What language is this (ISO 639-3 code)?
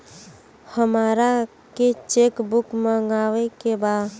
bho